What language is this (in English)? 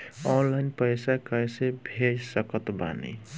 Bhojpuri